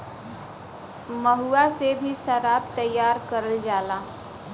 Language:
Bhojpuri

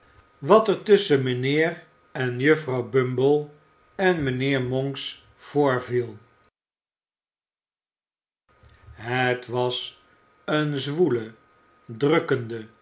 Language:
Dutch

